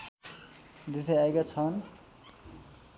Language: Nepali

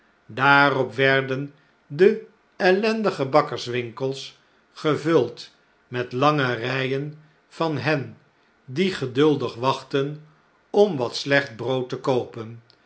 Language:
Dutch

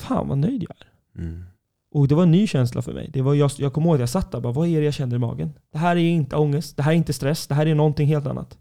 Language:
Swedish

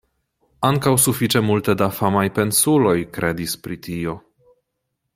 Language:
Esperanto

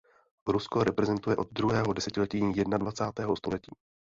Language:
Czech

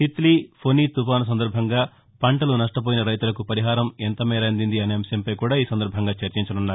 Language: Telugu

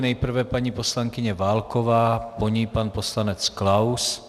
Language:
Czech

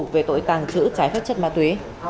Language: Vietnamese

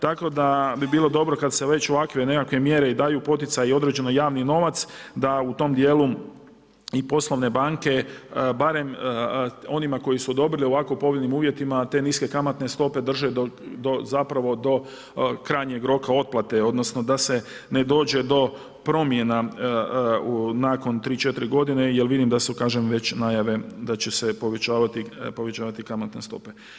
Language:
Croatian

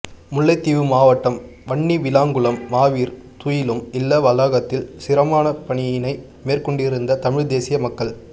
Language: Tamil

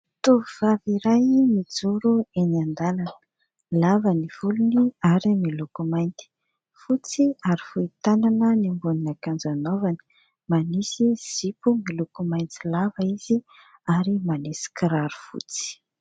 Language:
Malagasy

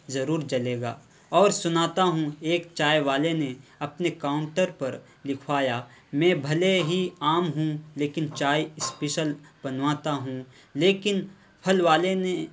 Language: Urdu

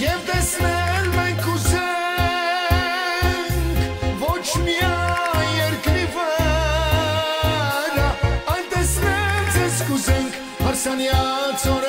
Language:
Romanian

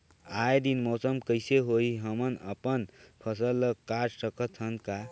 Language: Chhattisgarhi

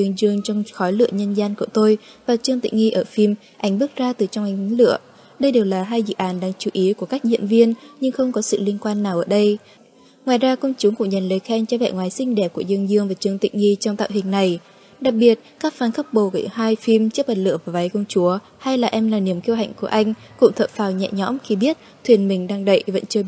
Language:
Vietnamese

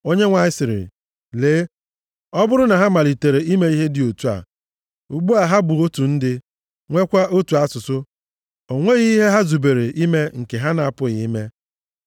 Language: Igbo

